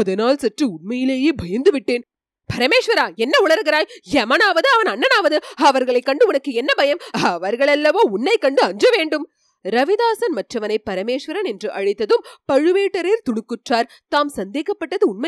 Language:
Tamil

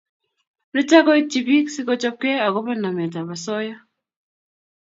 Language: Kalenjin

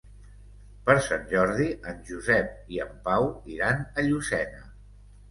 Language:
Catalan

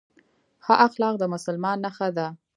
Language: Pashto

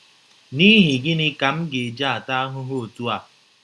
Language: Igbo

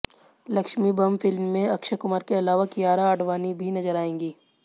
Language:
Hindi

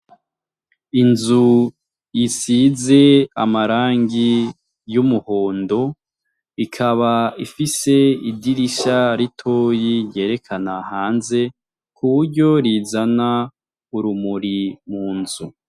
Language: Rundi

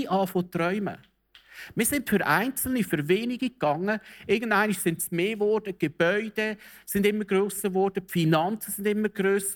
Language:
German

